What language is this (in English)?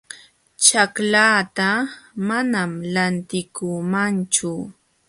Jauja Wanca Quechua